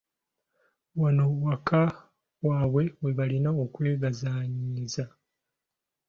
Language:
Ganda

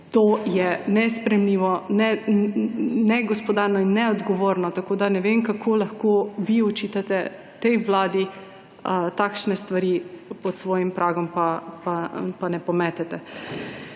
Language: Slovenian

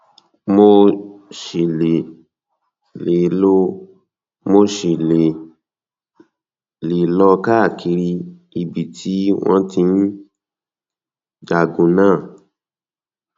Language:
Yoruba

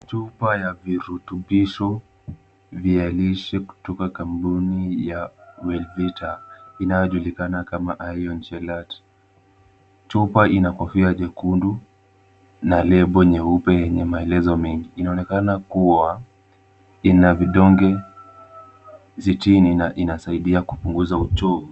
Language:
Swahili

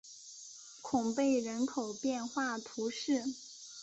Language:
Chinese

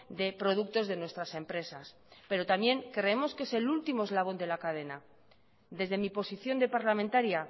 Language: Spanish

